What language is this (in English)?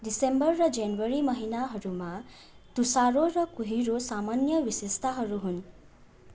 Nepali